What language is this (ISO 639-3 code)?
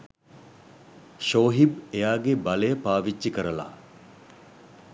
sin